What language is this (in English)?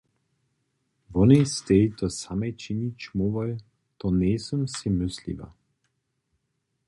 Upper Sorbian